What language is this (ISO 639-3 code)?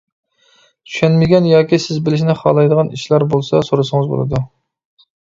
uig